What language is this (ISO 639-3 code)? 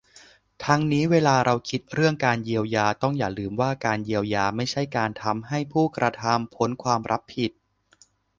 tha